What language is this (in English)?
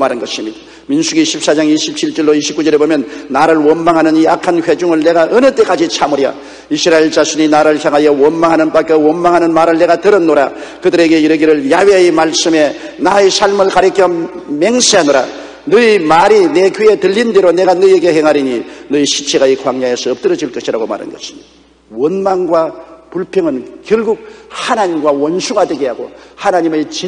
Korean